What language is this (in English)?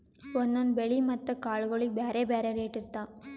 Kannada